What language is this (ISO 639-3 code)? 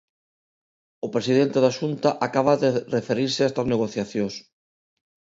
glg